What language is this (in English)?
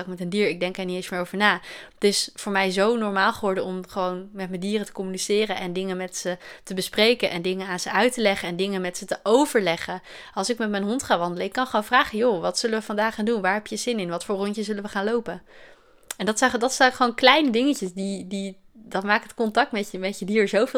Dutch